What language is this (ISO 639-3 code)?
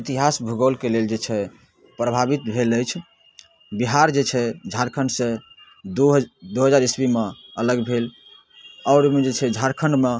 mai